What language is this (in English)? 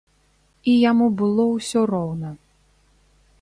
Belarusian